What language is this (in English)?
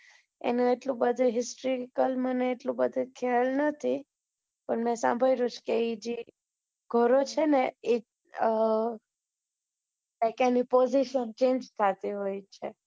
Gujarati